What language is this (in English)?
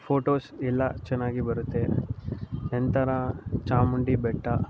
Kannada